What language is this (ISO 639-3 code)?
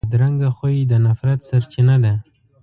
pus